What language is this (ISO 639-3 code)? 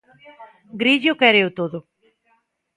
glg